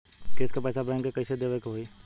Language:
Bhojpuri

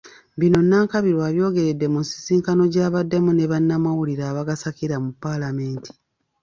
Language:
Ganda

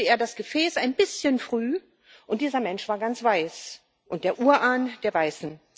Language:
German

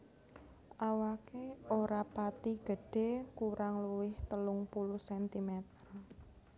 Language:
Javanese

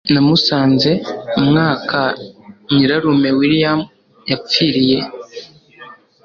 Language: Kinyarwanda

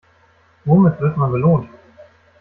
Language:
German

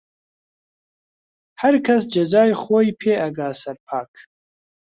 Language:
Central Kurdish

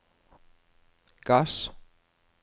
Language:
Norwegian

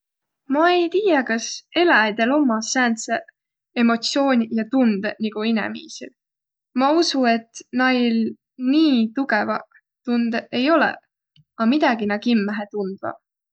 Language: Võro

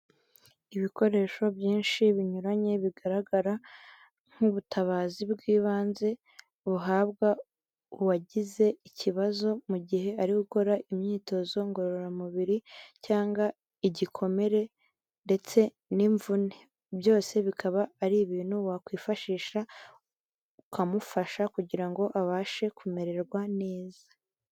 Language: Kinyarwanda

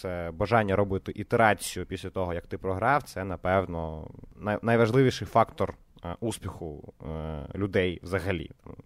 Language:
Ukrainian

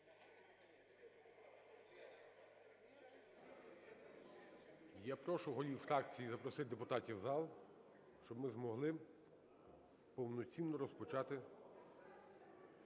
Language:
Ukrainian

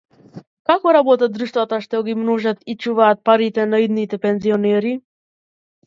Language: Macedonian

